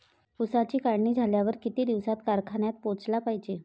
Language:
Marathi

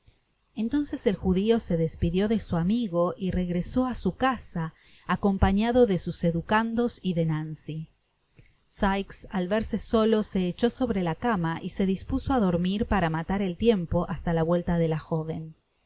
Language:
Spanish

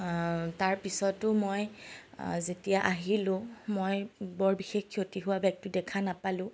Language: Assamese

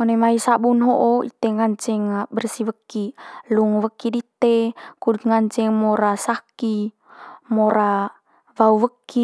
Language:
Manggarai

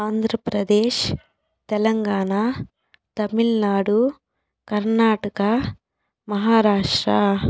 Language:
Telugu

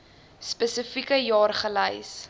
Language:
Afrikaans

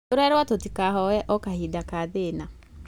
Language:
Kikuyu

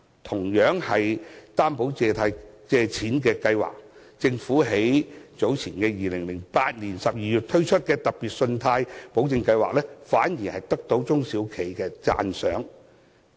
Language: Cantonese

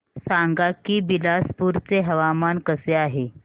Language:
Marathi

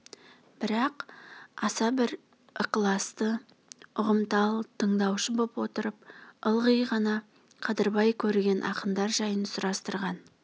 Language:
Kazakh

